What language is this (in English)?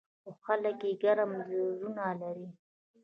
Pashto